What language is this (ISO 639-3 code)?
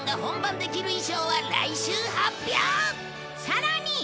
jpn